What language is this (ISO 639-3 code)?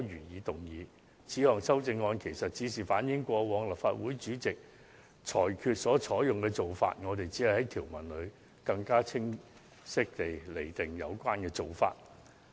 yue